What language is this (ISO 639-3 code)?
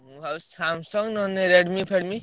ori